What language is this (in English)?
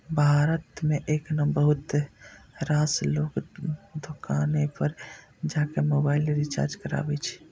Maithili